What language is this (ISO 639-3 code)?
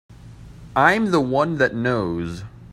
eng